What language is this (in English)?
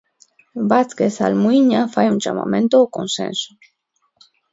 Galician